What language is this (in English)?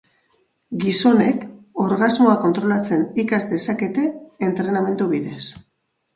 Basque